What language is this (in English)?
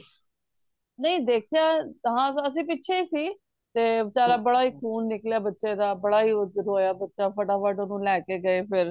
Punjabi